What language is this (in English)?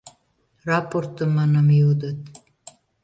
Mari